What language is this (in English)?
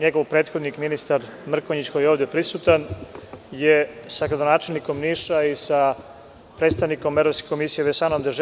Serbian